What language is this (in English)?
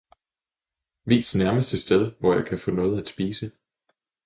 Danish